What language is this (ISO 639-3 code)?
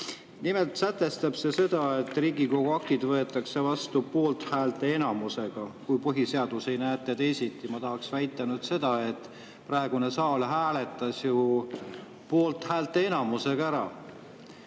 est